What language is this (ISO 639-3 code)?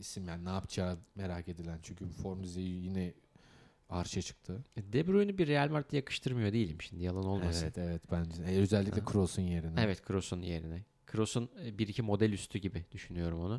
tur